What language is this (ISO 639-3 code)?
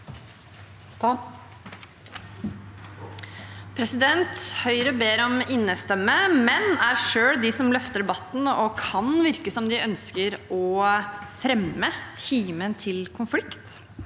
nor